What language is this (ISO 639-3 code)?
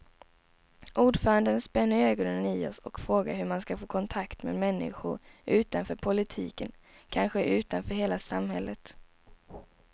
swe